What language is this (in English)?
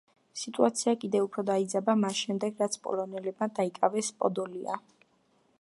Georgian